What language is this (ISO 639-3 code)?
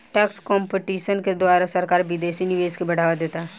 bho